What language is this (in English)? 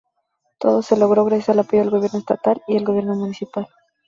Spanish